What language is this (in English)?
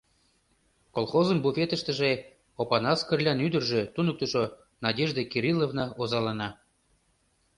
Mari